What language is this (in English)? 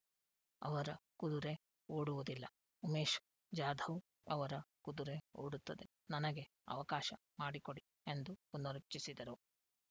Kannada